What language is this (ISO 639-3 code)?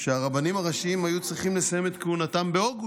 heb